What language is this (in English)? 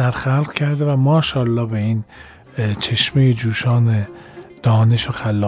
Persian